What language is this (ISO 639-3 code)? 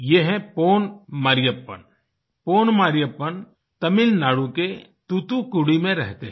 hin